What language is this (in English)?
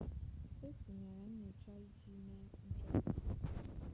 Igbo